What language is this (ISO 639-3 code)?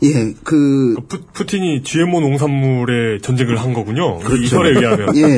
kor